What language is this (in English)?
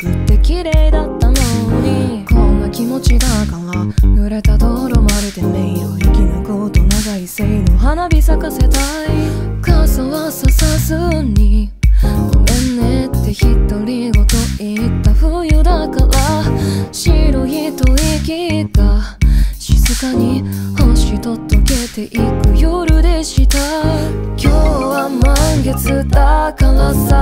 Korean